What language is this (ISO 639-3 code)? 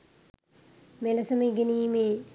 sin